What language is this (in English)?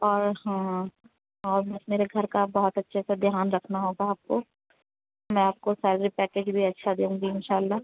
Urdu